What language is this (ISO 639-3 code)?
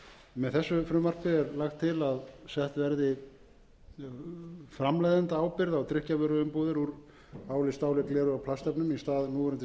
isl